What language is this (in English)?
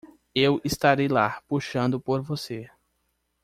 Portuguese